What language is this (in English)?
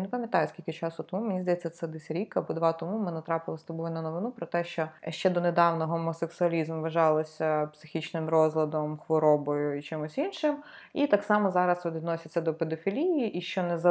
Ukrainian